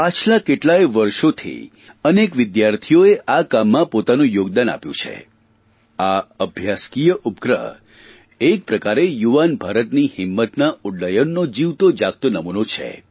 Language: Gujarati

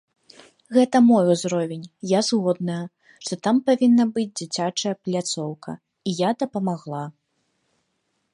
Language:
Belarusian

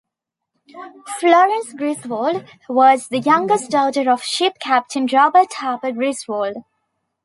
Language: English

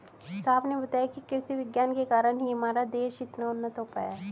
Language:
Hindi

